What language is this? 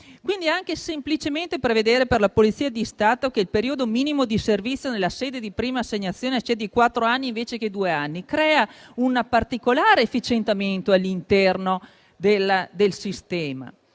Italian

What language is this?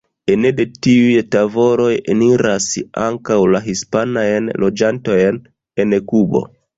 Esperanto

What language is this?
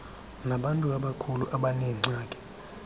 Xhosa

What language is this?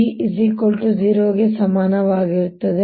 Kannada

